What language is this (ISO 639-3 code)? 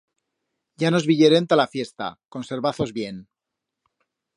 arg